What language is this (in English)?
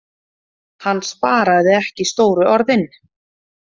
Icelandic